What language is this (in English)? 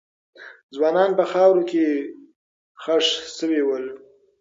Pashto